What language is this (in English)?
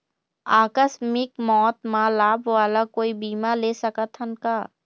Chhattisgarhi